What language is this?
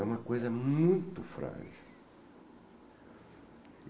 Portuguese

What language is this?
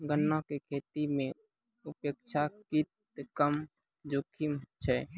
Maithili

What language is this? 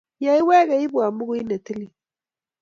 Kalenjin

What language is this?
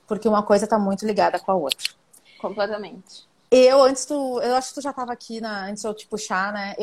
Portuguese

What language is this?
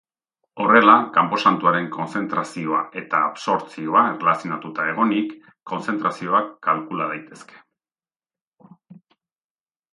Basque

